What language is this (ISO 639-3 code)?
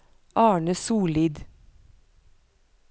nor